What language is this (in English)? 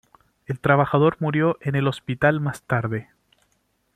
Spanish